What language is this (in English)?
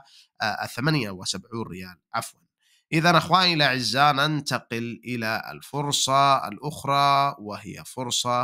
Arabic